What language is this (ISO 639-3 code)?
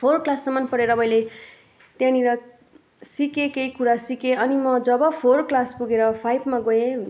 nep